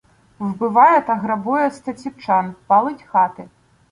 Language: Ukrainian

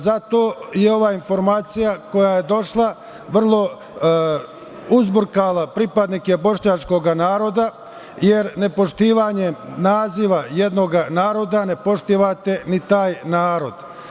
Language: Serbian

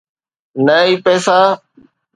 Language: Sindhi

